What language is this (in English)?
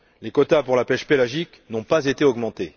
French